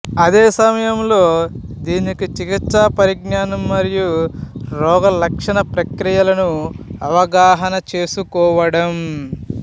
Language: Telugu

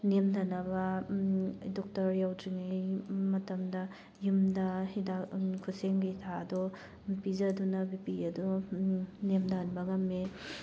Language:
Manipuri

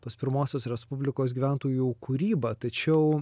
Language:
Lithuanian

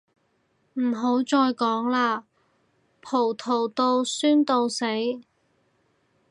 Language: Cantonese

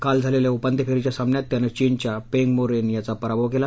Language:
Marathi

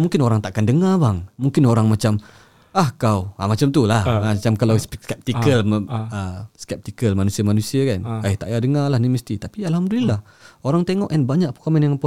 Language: Malay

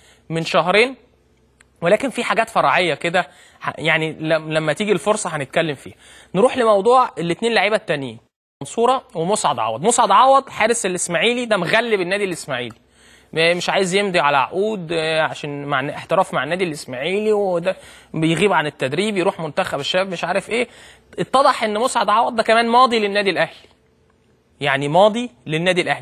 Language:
Arabic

